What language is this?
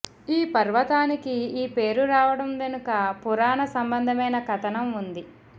Telugu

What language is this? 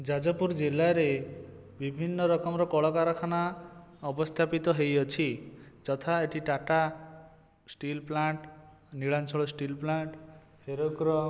Odia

